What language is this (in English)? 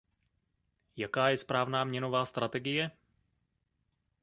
Czech